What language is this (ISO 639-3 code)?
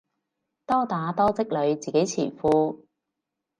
yue